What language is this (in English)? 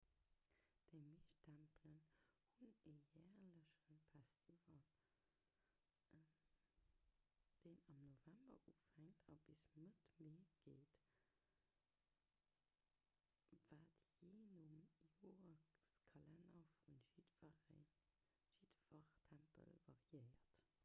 Luxembourgish